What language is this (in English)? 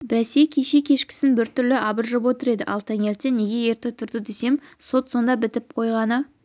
Kazakh